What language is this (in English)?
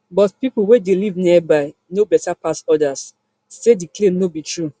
Nigerian Pidgin